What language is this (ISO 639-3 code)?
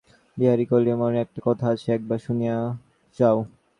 ben